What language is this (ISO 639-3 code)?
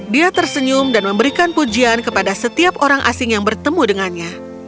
ind